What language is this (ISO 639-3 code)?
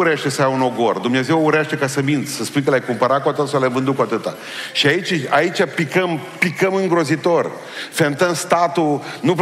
ron